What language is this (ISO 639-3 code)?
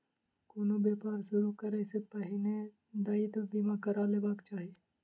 mai